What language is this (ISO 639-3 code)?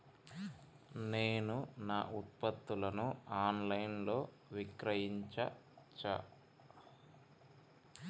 tel